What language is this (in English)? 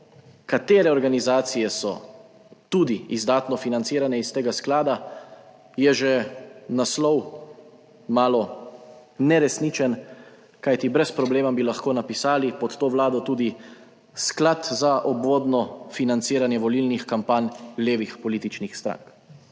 Slovenian